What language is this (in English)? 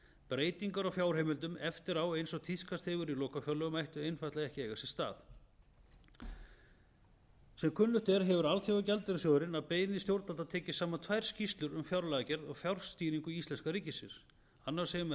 Icelandic